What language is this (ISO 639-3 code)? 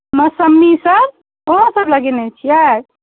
mai